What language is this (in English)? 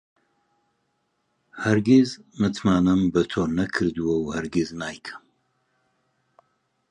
Central Kurdish